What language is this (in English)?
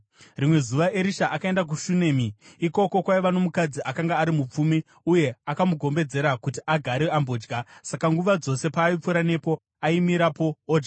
Shona